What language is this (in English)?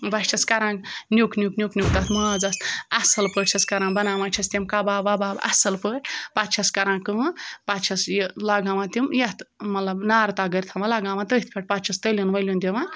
Kashmiri